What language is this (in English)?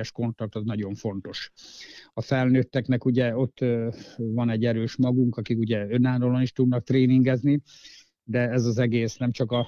Hungarian